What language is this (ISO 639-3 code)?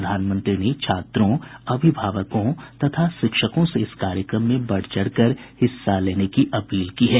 hin